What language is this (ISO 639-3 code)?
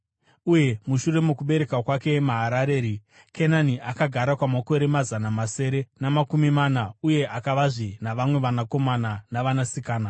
sna